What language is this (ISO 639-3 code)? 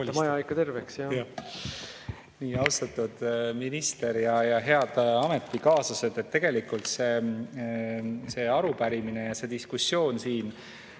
est